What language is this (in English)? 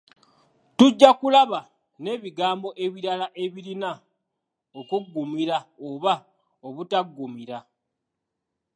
Ganda